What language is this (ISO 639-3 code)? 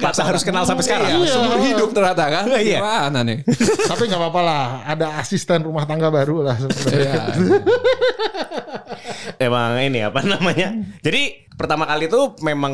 ind